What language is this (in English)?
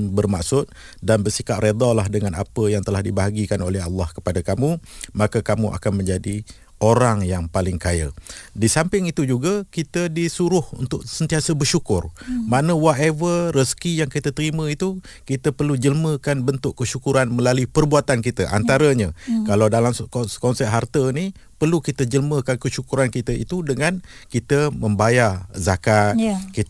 Malay